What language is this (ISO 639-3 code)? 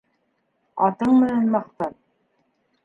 bak